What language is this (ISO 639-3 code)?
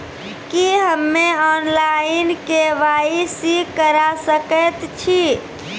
mai